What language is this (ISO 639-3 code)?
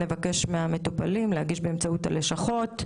heb